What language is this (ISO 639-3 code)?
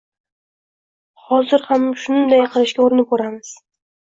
uzb